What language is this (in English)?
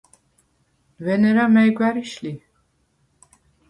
Svan